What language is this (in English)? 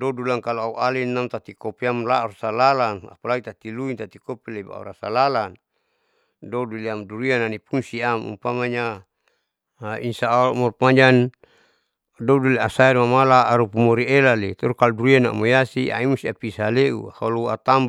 Saleman